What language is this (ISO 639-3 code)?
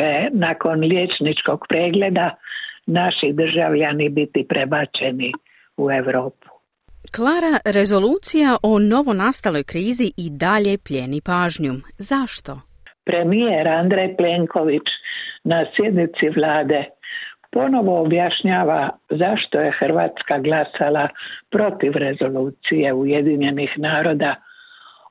hrv